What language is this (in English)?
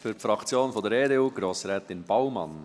Swiss German